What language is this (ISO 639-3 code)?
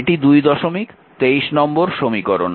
ben